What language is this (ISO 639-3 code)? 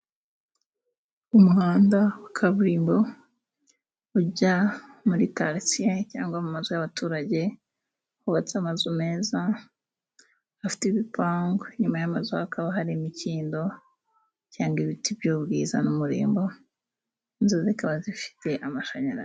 kin